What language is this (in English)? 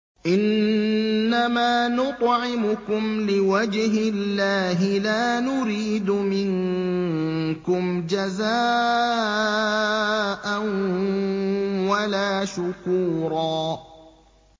Arabic